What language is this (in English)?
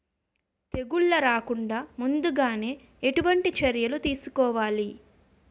Telugu